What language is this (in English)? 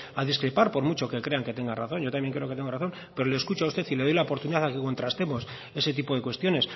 Spanish